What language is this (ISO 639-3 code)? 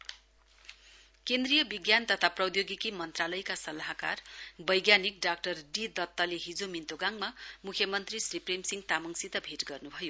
nep